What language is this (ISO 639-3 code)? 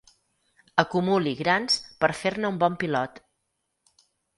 cat